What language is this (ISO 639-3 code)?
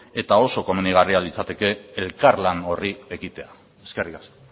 eus